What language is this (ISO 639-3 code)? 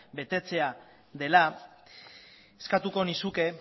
eus